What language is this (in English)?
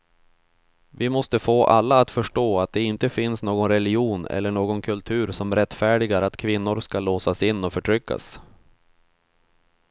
Swedish